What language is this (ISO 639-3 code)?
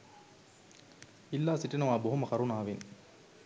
sin